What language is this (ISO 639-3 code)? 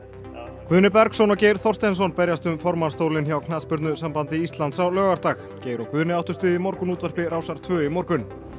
isl